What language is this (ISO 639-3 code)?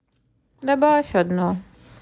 rus